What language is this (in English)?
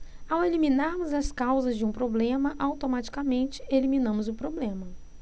Portuguese